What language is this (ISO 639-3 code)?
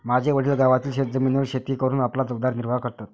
mar